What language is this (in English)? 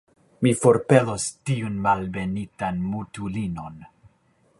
Esperanto